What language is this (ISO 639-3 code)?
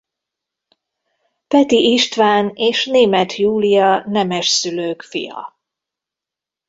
hun